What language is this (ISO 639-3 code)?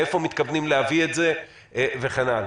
heb